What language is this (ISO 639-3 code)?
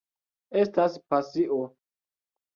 epo